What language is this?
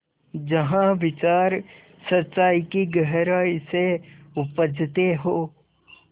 Hindi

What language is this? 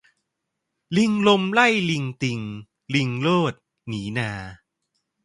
Thai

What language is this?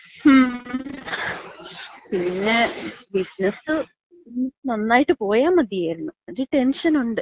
Malayalam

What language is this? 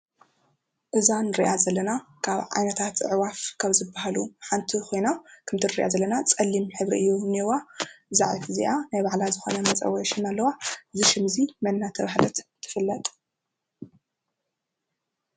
Tigrinya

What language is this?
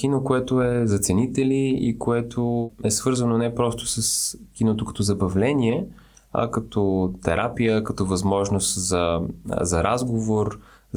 Bulgarian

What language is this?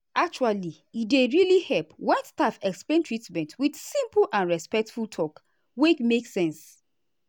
Nigerian Pidgin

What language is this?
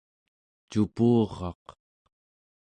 Central Yupik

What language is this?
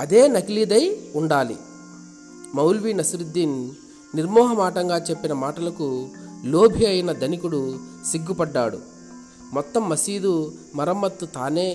Telugu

